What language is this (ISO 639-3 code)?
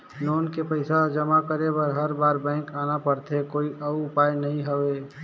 hne